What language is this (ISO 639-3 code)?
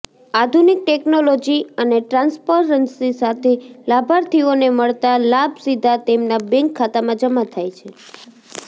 guj